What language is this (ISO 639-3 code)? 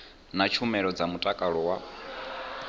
ven